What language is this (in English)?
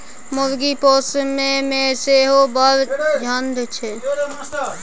Maithili